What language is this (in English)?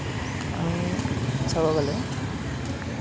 Assamese